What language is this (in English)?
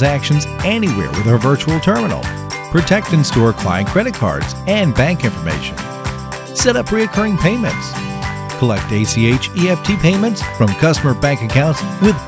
English